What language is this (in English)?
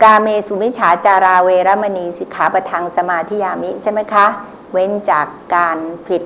Thai